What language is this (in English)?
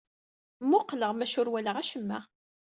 Kabyle